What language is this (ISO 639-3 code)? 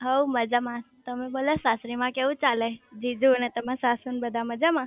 guj